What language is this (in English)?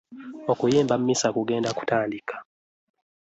Ganda